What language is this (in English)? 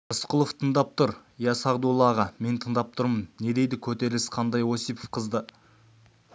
Kazakh